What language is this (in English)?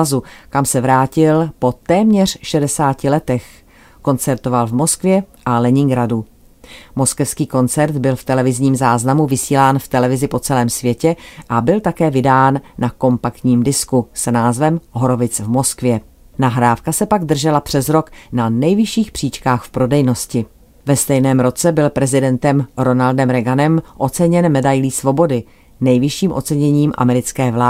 Czech